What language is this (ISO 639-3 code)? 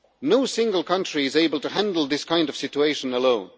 eng